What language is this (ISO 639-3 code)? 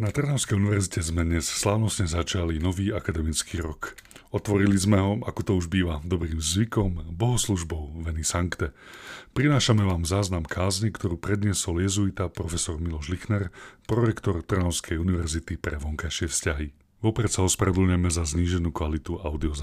slk